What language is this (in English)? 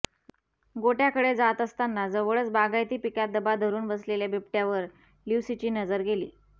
Marathi